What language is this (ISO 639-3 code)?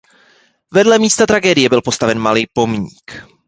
ces